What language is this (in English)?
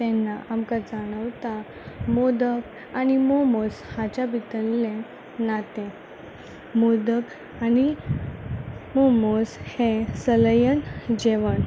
Konkani